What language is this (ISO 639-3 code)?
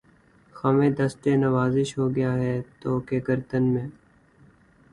urd